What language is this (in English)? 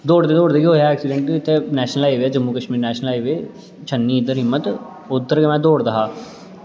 Dogri